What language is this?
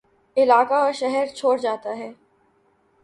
Urdu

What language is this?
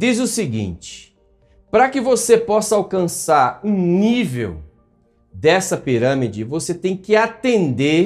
Portuguese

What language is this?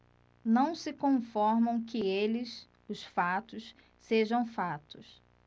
Portuguese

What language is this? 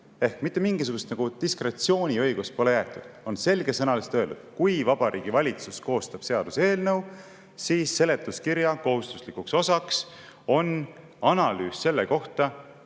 Estonian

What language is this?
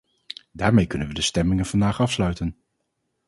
Dutch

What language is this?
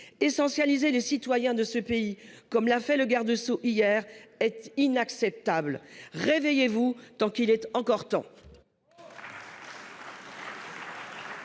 French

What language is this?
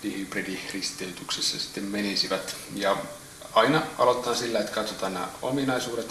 Finnish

